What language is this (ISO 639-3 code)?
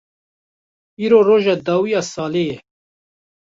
kur